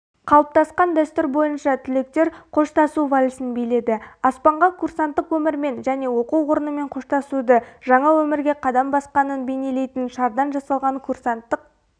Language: Kazakh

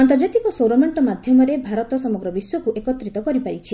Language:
Odia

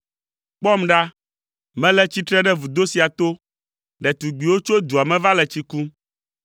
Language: Ewe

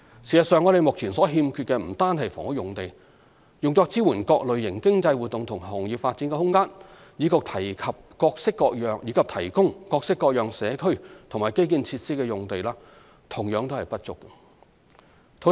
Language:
Cantonese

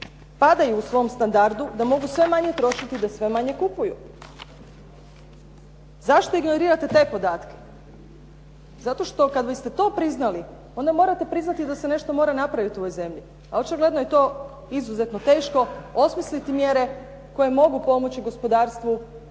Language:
Croatian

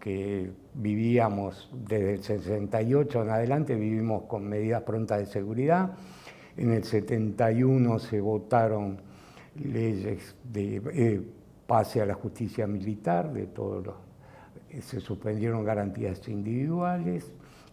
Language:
Spanish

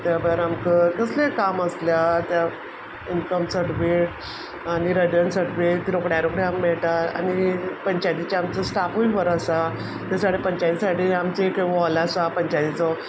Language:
Konkani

